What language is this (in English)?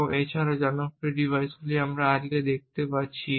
Bangla